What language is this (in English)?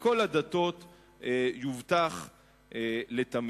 Hebrew